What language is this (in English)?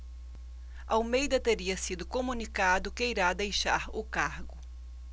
Portuguese